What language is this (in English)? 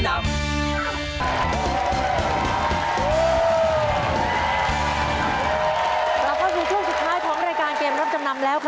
Thai